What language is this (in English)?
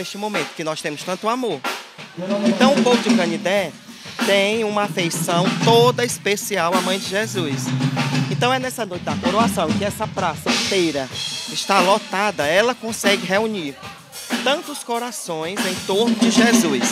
Portuguese